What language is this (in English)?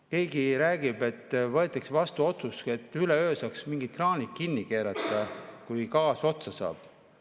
Estonian